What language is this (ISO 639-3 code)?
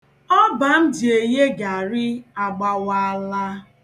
ibo